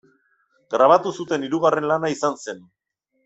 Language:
Basque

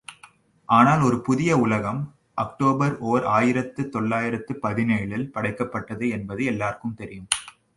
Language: Tamil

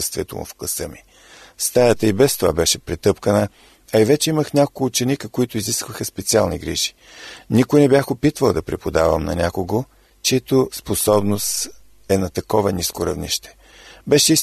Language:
Bulgarian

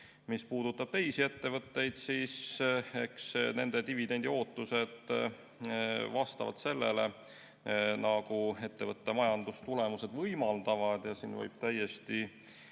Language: Estonian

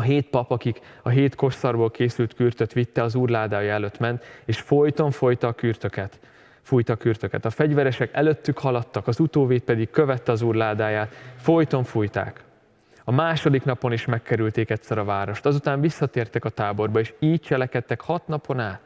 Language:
Hungarian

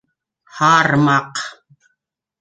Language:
Bashkir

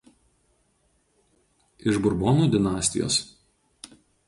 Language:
Lithuanian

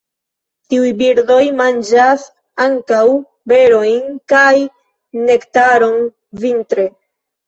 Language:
Esperanto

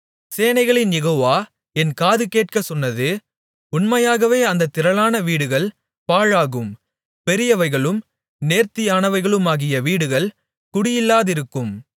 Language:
Tamil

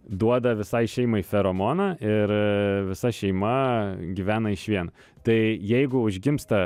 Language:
Lithuanian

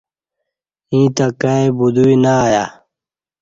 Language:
Kati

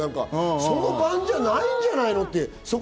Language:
Japanese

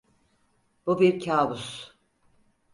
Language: Turkish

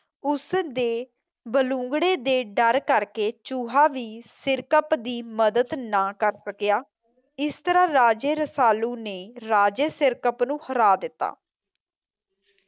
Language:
Punjabi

